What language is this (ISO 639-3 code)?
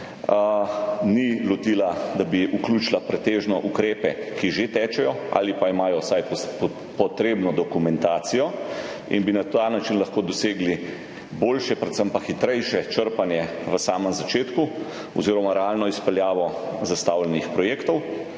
slv